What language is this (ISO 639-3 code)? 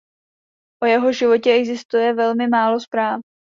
ces